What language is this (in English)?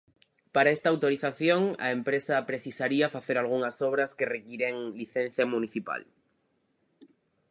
Galician